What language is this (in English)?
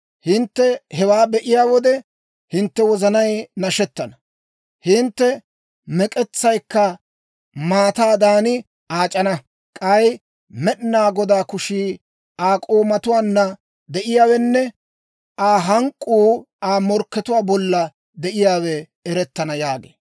Dawro